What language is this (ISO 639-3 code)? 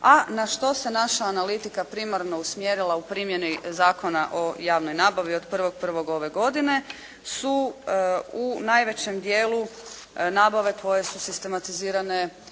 hrv